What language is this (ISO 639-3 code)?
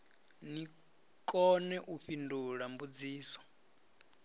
ven